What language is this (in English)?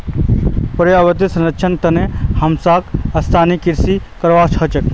Magahi